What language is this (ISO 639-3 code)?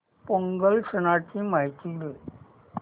mar